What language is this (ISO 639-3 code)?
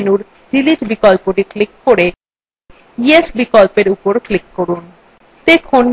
ben